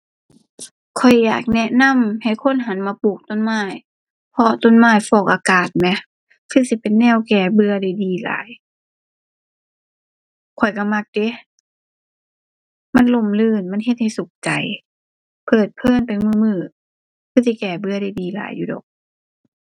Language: Thai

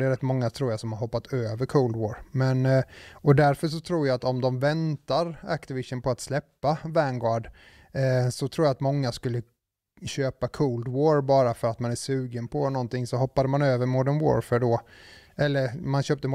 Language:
Swedish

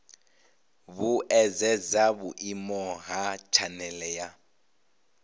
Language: Venda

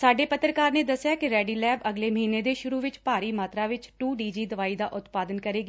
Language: Punjabi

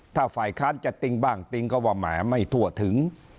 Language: Thai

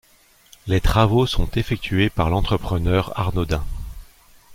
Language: French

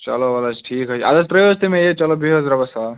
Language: Kashmiri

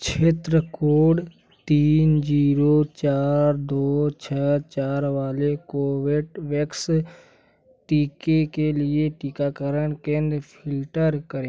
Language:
Hindi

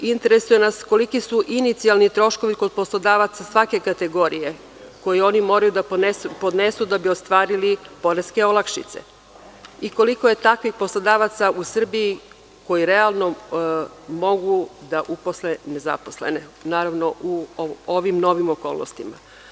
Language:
Serbian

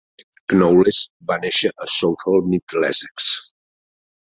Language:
Catalan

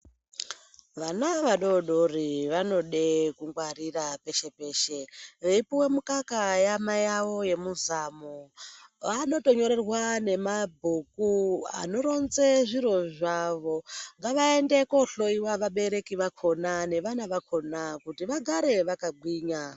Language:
Ndau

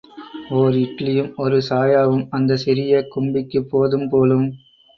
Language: Tamil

